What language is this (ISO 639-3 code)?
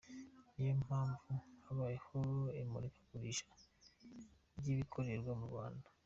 kin